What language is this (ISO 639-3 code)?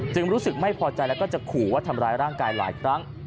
tha